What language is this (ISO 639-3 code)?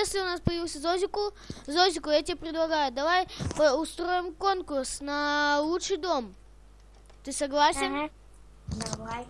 rus